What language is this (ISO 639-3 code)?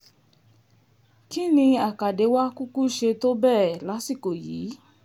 yor